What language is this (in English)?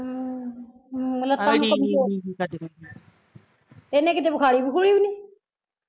Punjabi